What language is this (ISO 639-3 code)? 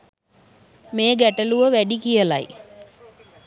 sin